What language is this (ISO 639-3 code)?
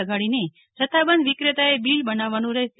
guj